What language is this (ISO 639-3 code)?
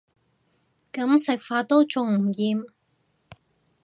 yue